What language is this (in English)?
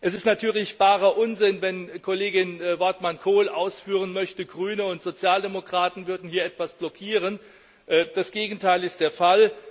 German